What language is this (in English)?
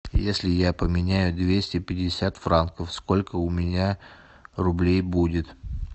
Russian